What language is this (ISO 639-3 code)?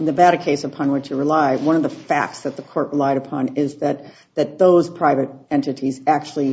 eng